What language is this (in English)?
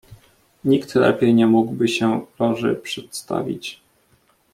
Polish